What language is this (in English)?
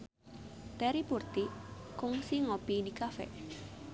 Sundanese